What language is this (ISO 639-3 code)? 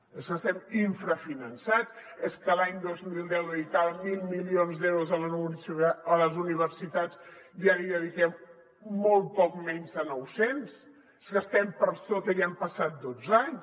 cat